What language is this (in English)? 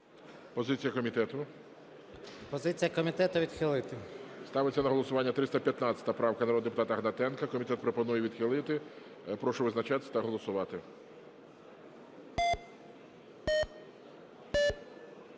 Ukrainian